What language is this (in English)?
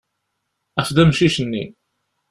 Kabyle